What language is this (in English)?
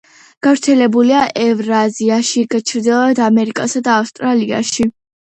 Georgian